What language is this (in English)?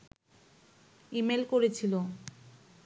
Bangla